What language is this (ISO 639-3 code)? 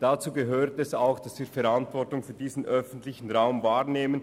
gsw